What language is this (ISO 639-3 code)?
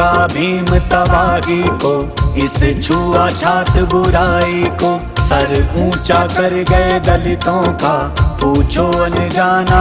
hin